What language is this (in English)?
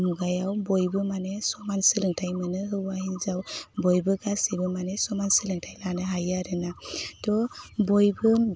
Bodo